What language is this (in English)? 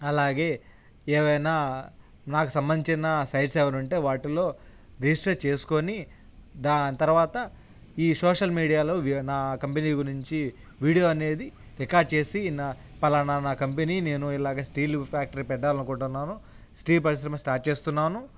Telugu